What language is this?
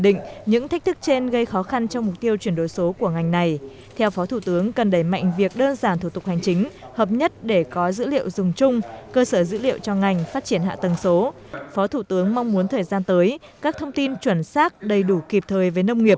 Vietnamese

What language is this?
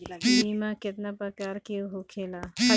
Bhojpuri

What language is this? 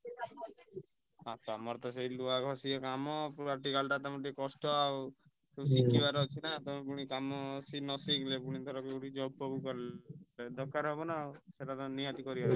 Odia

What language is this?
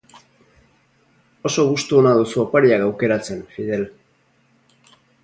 Basque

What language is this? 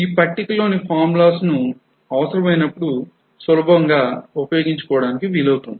Telugu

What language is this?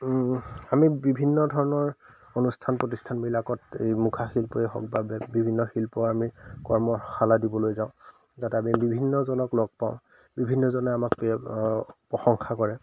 Assamese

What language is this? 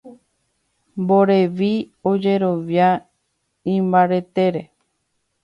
Guarani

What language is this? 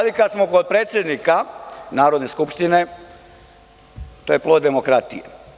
Serbian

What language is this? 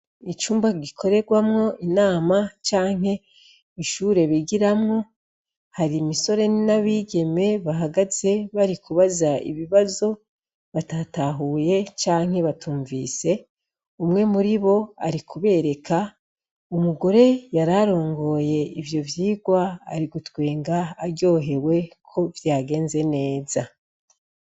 Rundi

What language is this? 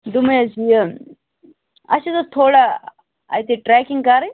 Kashmiri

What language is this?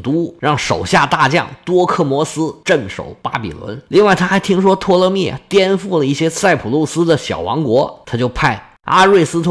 Chinese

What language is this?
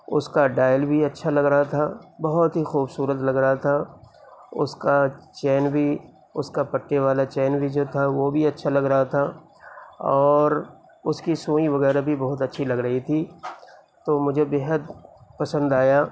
Urdu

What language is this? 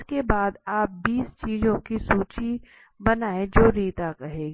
Hindi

